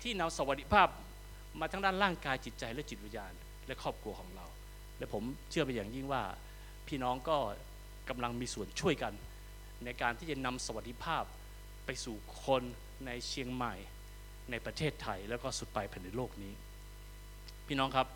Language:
Thai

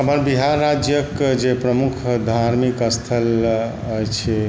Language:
Maithili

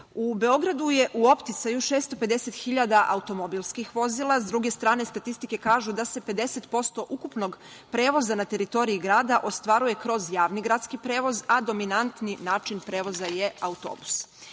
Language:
Serbian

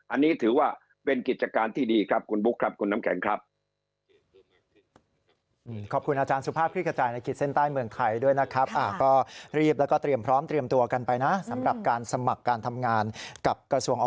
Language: Thai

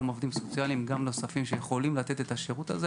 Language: Hebrew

